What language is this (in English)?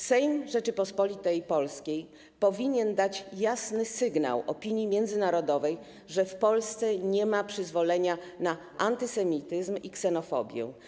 Polish